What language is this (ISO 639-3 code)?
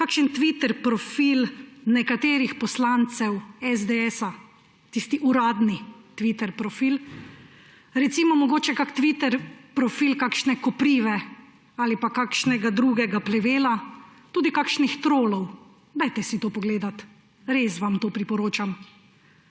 slv